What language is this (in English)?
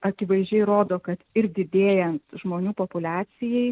Lithuanian